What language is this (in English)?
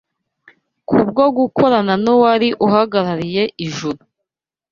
Kinyarwanda